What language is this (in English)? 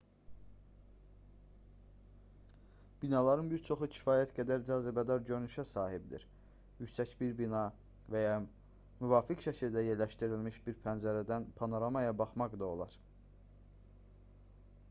Azerbaijani